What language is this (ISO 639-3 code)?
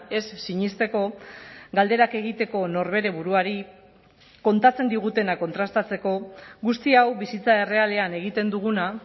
eus